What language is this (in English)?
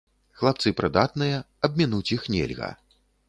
Belarusian